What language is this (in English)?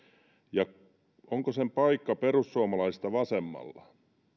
Finnish